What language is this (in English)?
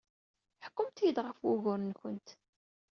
Kabyle